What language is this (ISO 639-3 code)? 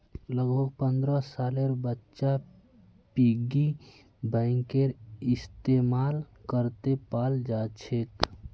mag